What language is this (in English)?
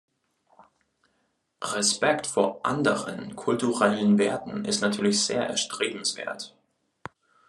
German